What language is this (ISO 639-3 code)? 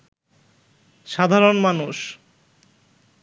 ben